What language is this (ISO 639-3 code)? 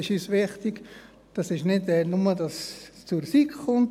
gsw